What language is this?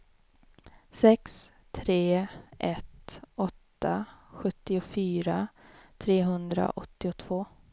Swedish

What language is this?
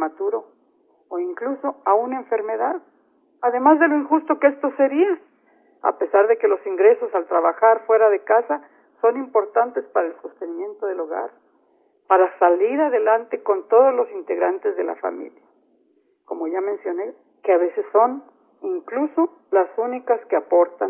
Spanish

